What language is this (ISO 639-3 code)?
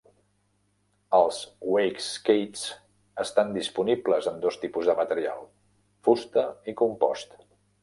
cat